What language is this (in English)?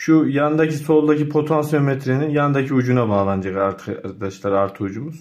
Turkish